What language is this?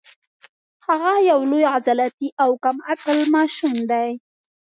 Pashto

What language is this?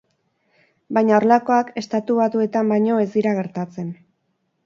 Basque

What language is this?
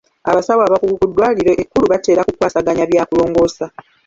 Ganda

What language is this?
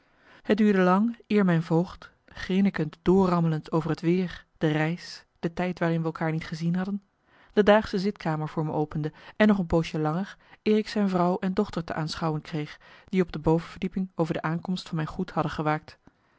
Dutch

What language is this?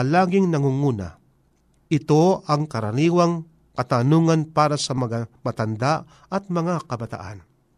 Filipino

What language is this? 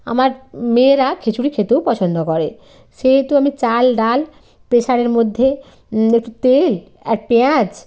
Bangla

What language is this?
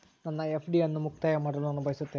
Kannada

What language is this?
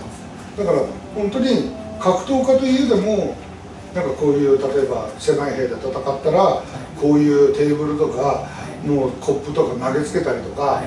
Japanese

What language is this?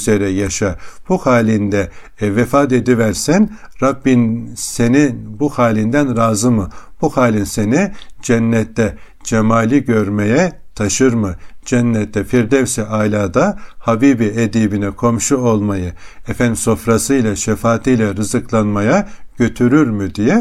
Turkish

